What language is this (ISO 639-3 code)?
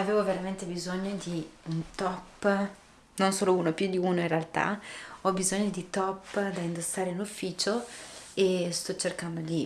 ita